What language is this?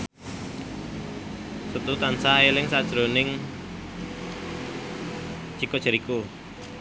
Javanese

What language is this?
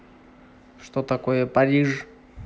Russian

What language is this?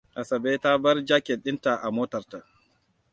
Hausa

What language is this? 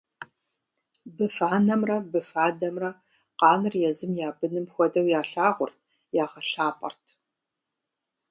Kabardian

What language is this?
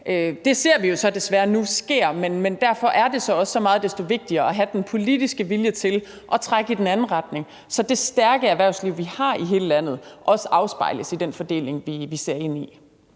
Danish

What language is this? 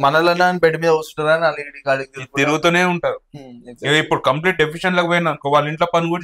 Telugu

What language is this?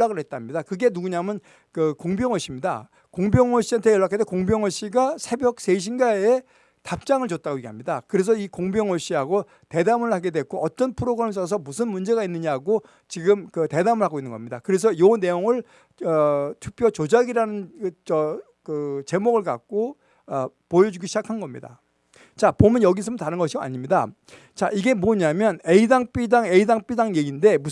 Korean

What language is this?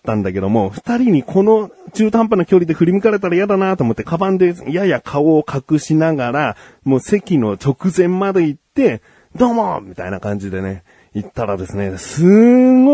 Japanese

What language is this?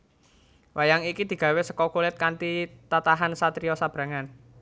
Javanese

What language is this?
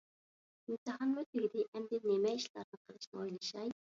Uyghur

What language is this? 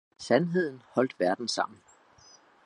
Danish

